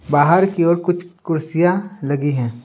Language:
Hindi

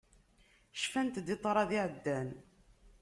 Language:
Kabyle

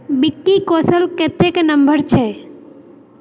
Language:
Maithili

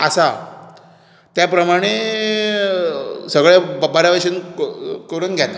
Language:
Konkani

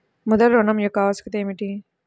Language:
Telugu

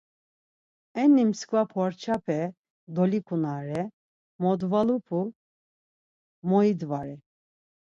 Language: Laz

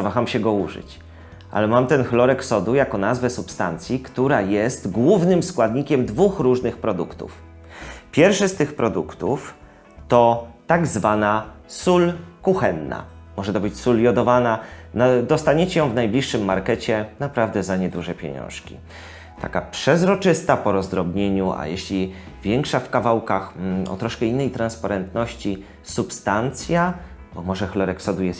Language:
Polish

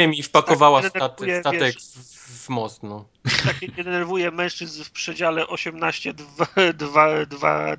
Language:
Polish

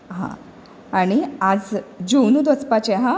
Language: Konkani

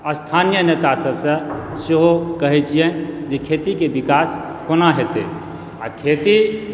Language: Maithili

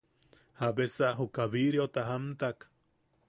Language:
Yaqui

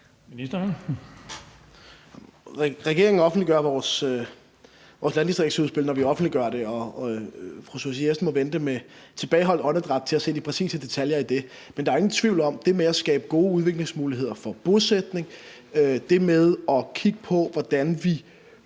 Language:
Danish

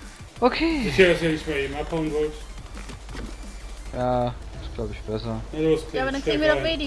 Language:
German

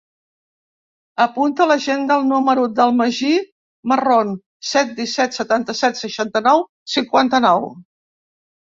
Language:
Catalan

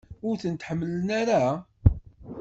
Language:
Kabyle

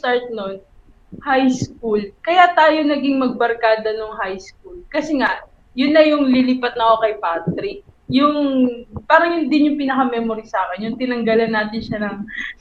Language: Filipino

